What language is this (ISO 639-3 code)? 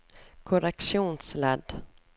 nor